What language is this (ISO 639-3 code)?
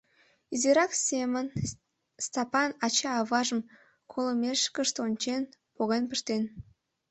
chm